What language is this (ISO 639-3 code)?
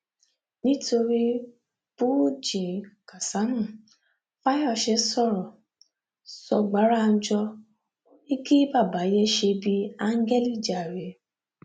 yor